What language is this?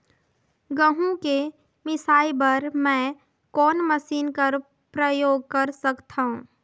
Chhattisgarhi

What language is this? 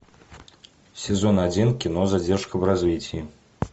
Russian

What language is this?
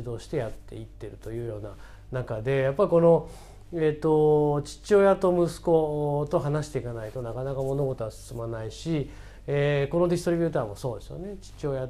Japanese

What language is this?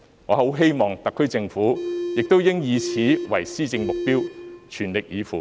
Cantonese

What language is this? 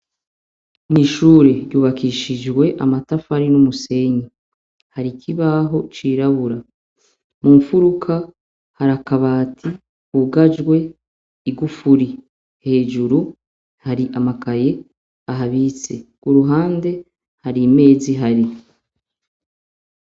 Rundi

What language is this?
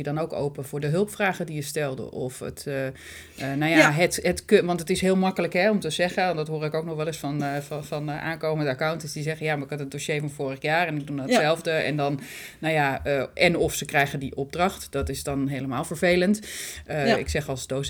Dutch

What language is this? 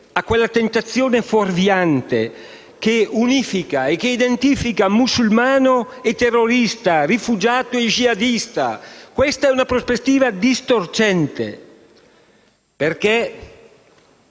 Italian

